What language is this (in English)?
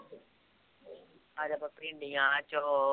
Punjabi